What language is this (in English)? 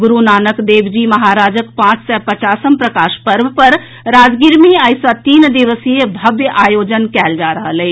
Maithili